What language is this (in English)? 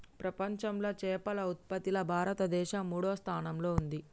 Telugu